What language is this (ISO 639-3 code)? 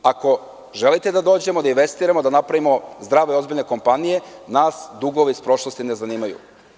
srp